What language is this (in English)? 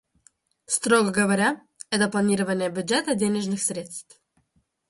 Russian